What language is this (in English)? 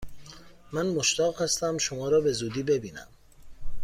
Persian